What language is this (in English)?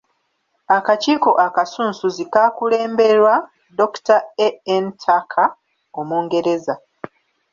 Ganda